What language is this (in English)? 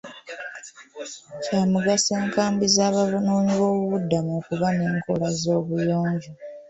Ganda